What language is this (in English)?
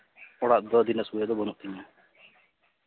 Santali